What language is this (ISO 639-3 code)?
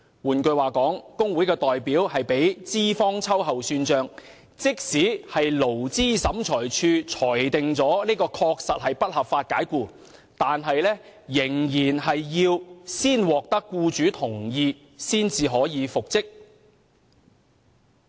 yue